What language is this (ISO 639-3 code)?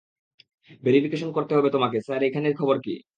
ben